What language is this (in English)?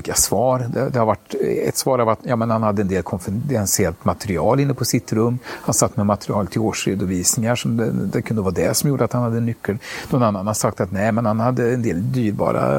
Swedish